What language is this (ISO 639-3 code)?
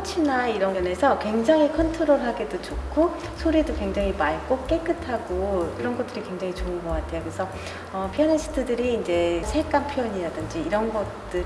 kor